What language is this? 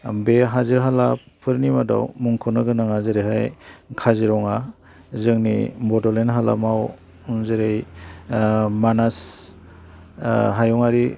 Bodo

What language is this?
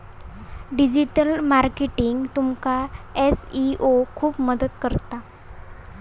Marathi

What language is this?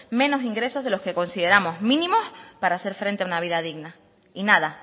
Spanish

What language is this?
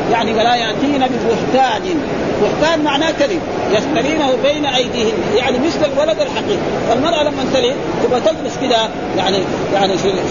Arabic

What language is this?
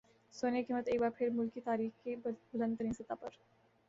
Urdu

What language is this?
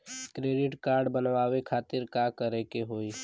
Bhojpuri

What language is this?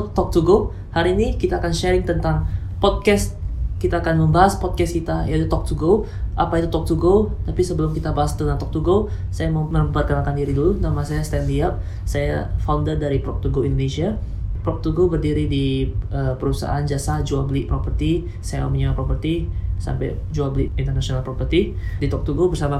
Indonesian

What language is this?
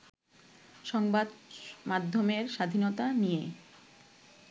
Bangla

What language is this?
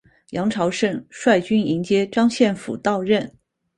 Chinese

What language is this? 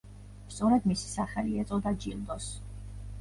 Georgian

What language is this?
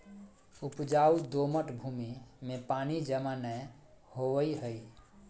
Magahi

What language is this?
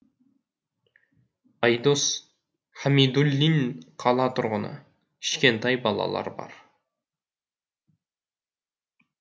Kazakh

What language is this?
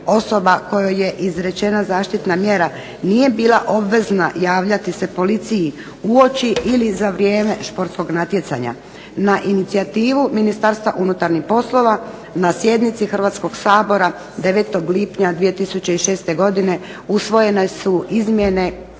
Croatian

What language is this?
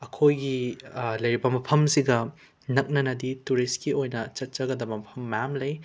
Manipuri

